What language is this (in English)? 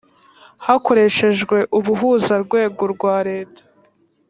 Kinyarwanda